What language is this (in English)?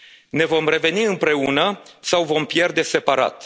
Romanian